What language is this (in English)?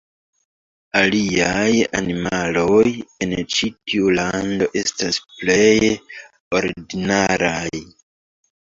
Esperanto